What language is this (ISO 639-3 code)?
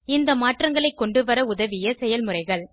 tam